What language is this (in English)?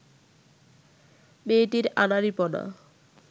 Bangla